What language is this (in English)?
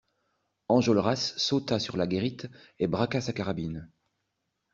French